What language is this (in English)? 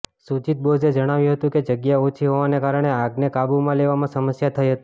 Gujarati